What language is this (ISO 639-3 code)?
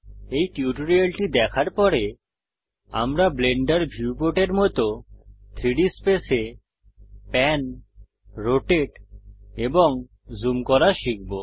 ben